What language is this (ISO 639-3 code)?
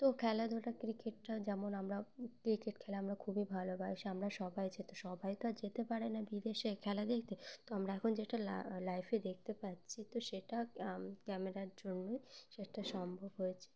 ben